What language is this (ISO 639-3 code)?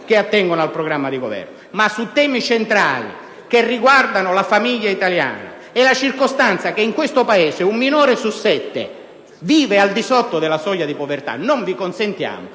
ita